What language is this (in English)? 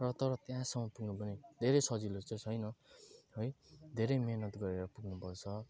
Nepali